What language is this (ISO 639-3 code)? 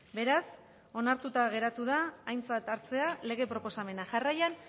eus